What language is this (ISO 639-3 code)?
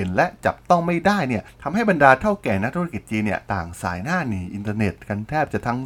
tha